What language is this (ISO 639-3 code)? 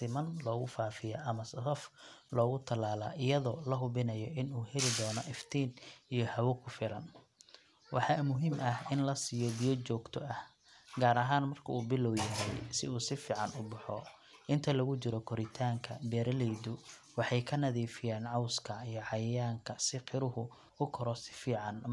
som